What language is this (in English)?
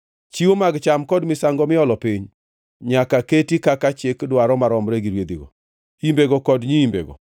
Luo (Kenya and Tanzania)